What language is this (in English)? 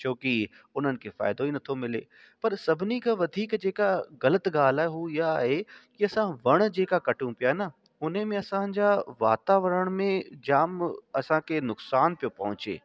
Sindhi